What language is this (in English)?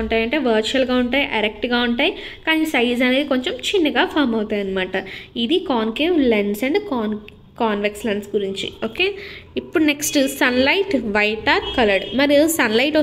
Telugu